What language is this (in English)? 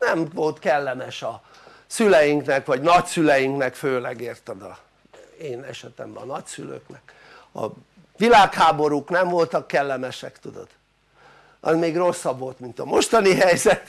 Hungarian